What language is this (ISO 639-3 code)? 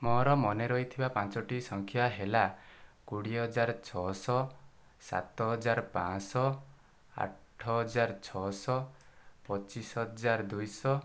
ori